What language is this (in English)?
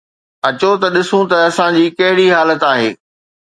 Sindhi